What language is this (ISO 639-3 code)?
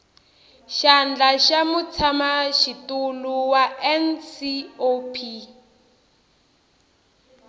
tso